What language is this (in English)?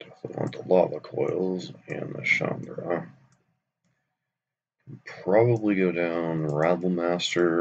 English